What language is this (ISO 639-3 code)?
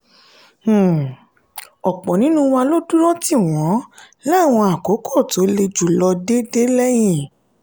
yor